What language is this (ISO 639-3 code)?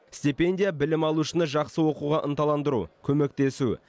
kaz